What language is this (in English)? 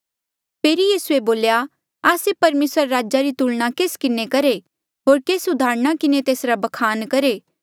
Mandeali